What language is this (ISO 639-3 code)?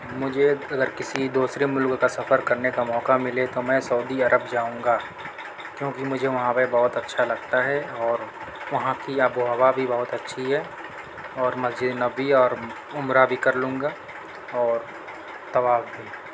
urd